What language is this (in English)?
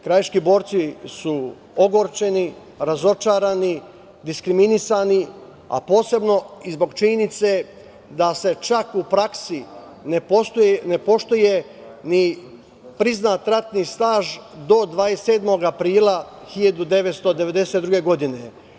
Serbian